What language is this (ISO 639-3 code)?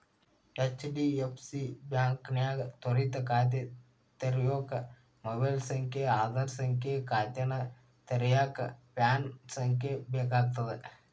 kan